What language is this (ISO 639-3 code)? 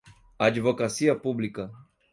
por